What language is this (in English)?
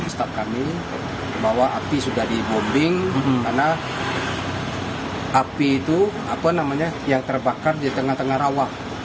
Indonesian